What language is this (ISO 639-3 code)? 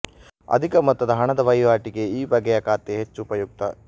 kan